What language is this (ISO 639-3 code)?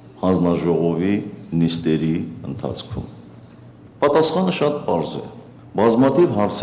tur